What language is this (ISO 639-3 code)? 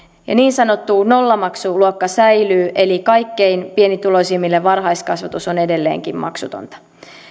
fin